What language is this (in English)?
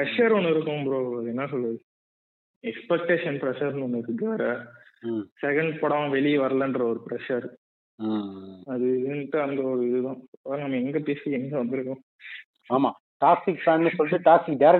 Tamil